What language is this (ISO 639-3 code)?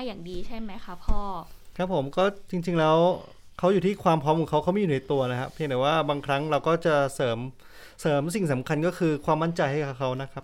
tha